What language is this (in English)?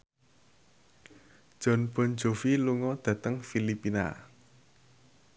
Javanese